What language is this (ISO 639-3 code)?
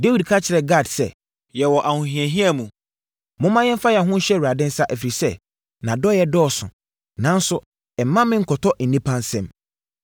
aka